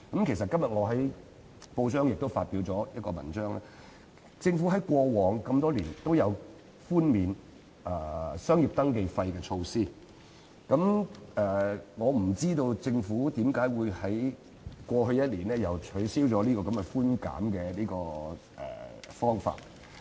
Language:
Cantonese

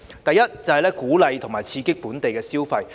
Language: Cantonese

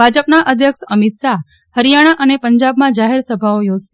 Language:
Gujarati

